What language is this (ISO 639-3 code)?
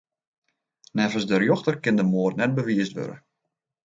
fry